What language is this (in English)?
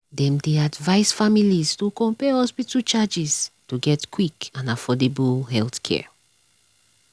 Nigerian Pidgin